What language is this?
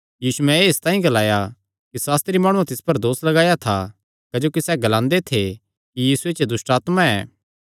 Kangri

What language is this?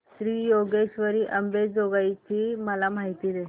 Marathi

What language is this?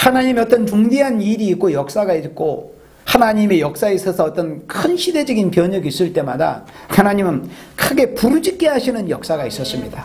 Korean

